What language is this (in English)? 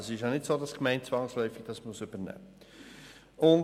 Swiss German